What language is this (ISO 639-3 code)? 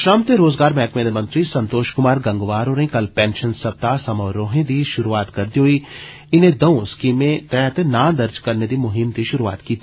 doi